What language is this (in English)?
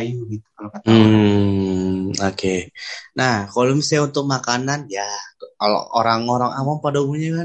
Indonesian